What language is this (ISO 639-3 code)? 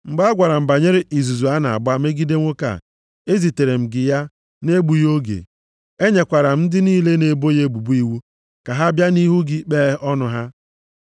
ibo